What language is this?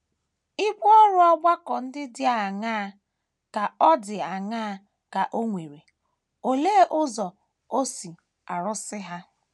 Igbo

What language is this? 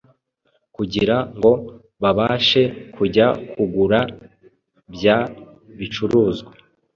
Kinyarwanda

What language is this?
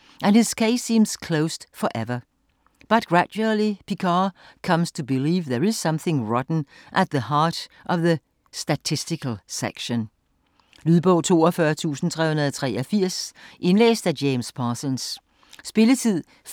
Danish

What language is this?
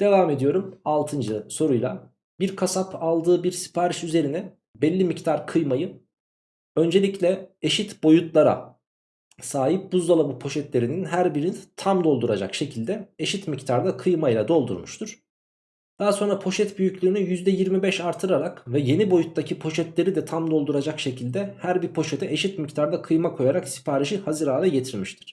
Turkish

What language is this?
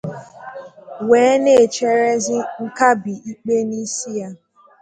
Igbo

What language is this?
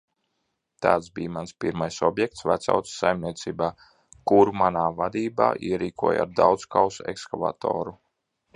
Latvian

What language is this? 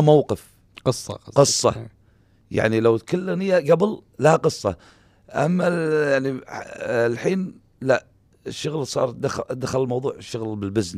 Arabic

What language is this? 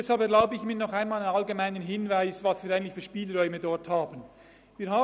Swiss German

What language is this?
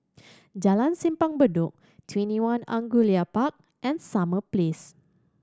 English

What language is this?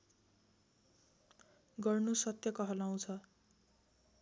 Nepali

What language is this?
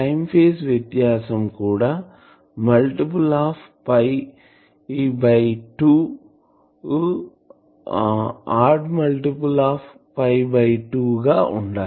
Telugu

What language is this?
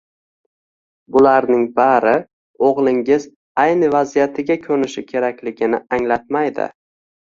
Uzbek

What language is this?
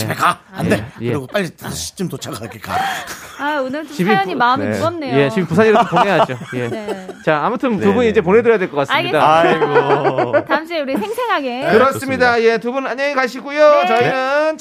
Korean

